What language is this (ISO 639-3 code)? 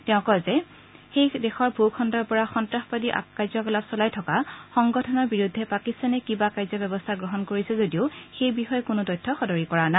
asm